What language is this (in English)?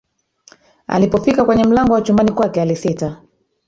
Swahili